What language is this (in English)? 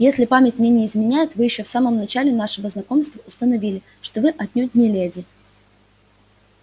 Russian